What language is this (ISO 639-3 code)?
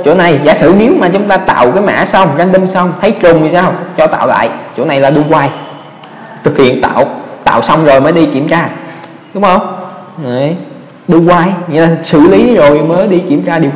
vie